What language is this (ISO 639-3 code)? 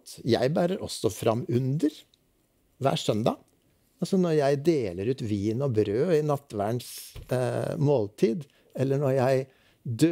nor